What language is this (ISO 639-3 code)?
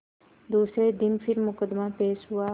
hin